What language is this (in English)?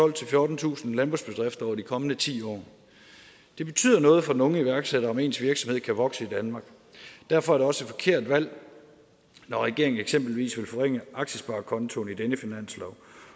Danish